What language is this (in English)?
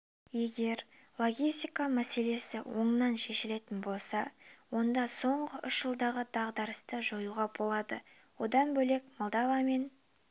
Kazakh